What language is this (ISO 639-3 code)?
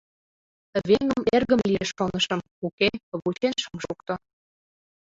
chm